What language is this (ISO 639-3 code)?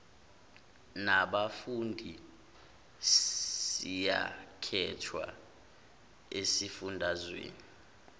zul